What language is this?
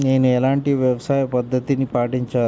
Telugu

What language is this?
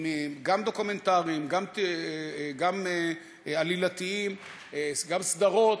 Hebrew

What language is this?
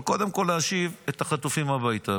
Hebrew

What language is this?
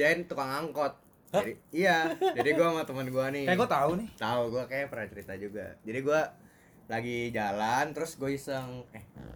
Indonesian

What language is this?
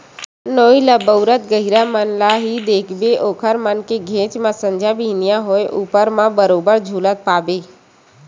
Chhattisgarhi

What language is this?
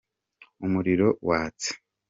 Kinyarwanda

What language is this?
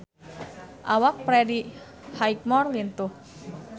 Sundanese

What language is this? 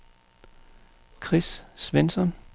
Danish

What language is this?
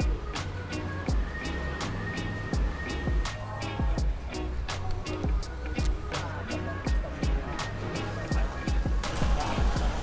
Japanese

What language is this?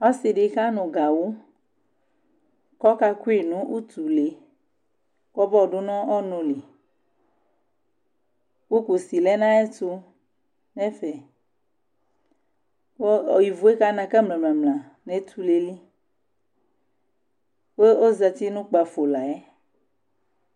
Ikposo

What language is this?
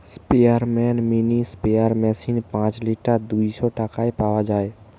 Bangla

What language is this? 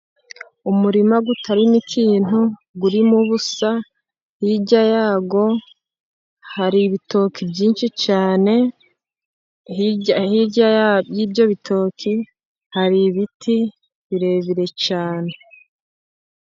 Kinyarwanda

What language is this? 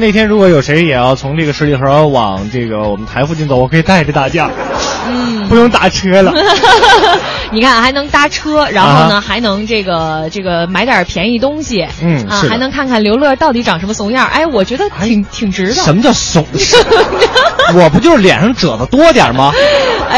Chinese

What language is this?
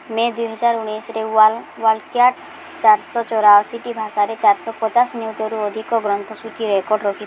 Odia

